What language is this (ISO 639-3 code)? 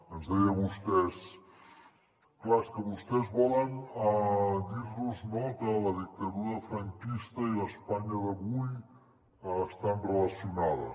cat